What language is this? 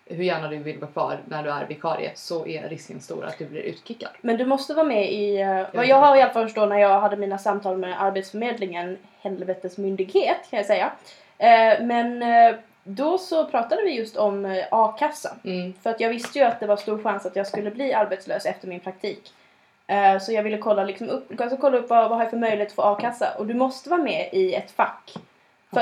Swedish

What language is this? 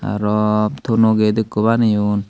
Chakma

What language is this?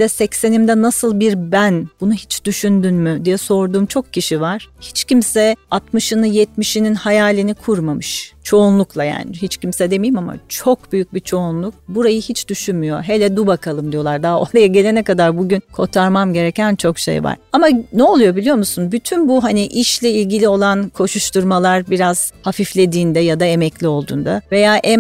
Turkish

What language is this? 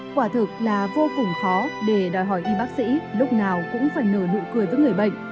Vietnamese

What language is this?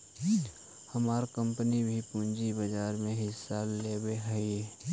Magahi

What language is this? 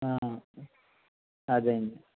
Telugu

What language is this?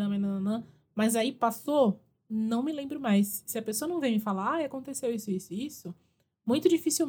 Portuguese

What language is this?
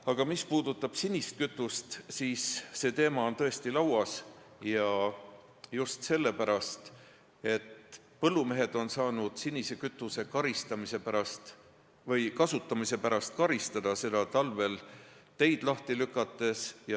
Estonian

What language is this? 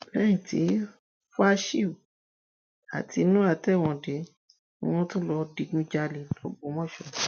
Yoruba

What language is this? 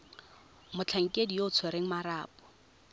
Tswana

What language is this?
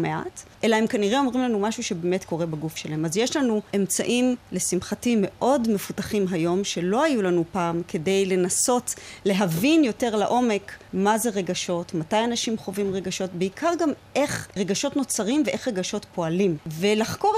Hebrew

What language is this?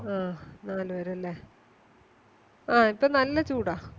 Malayalam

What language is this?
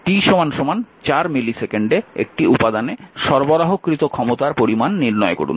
Bangla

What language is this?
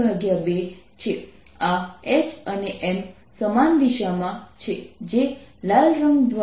Gujarati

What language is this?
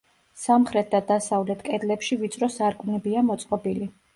Georgian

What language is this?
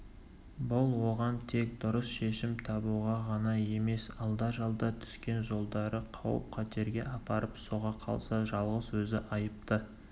Kazakh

